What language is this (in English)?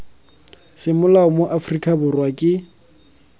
Tswana